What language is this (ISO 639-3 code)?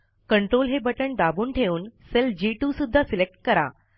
mar